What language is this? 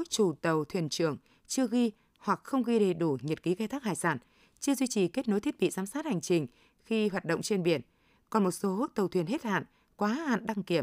Vietnamese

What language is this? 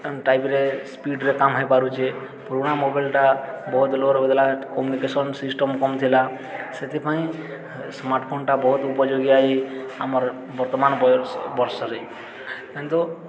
Odia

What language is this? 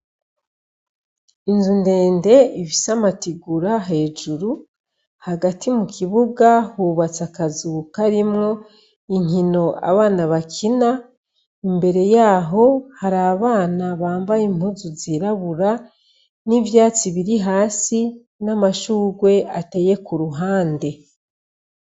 Rundi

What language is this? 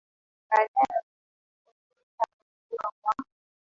Swahili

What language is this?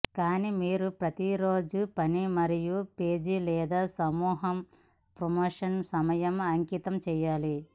Telugu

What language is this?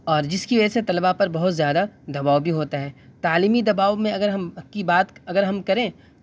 Urdu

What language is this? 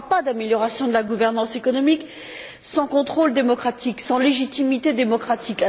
French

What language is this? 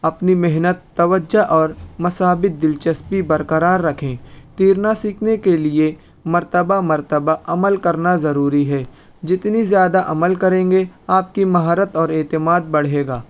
Urdu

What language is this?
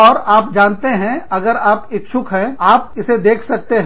Hindi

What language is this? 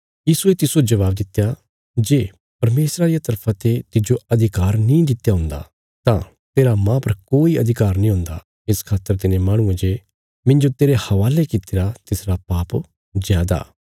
Bilaspuri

